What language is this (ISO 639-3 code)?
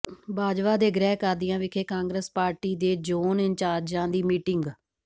pan